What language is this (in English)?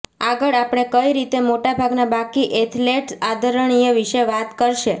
Gujarati